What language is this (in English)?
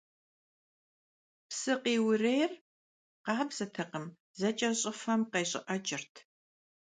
Kabardian